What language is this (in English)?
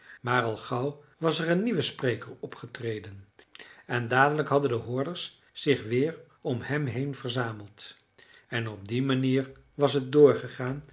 Dutch